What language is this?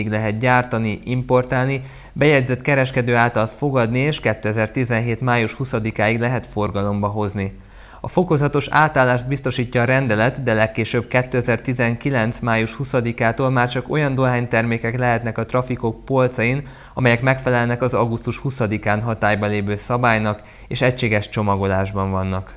Hungarian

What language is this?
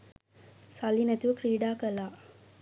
Sinhala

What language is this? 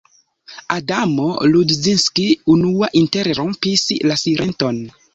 Esperanto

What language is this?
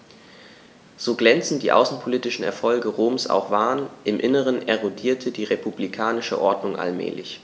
German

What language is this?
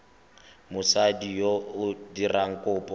Tswana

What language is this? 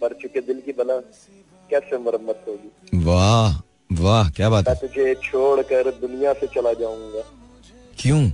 Hindi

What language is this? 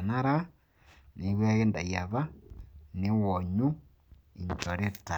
Masai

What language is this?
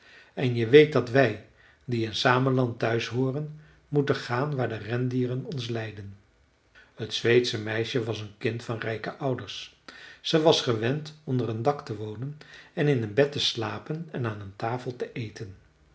Dutch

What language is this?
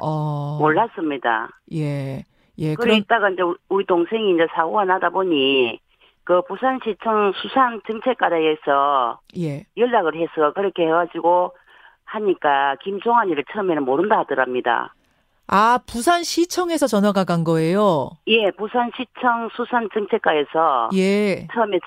Korean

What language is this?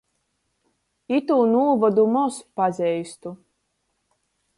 Latgalian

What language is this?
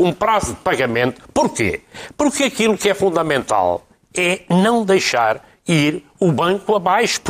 Portuguese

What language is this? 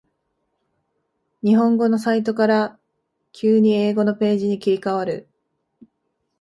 Japanese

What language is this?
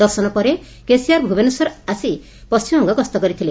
Odia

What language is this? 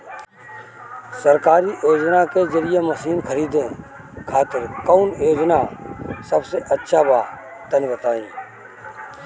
Bhojpuri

